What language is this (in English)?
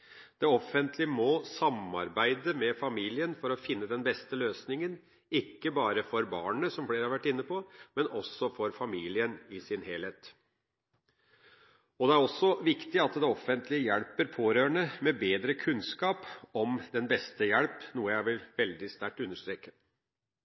Norwegian Bokmål